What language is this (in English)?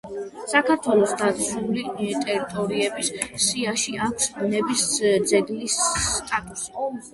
Georgian